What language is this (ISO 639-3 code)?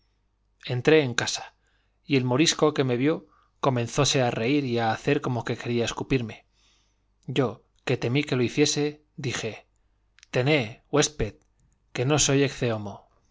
spa